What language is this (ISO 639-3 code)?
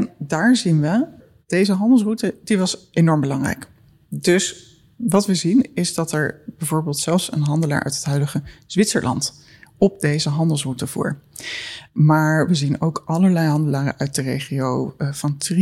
nld